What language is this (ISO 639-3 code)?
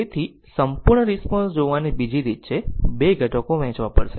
guj